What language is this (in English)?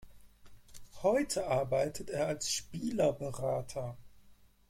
German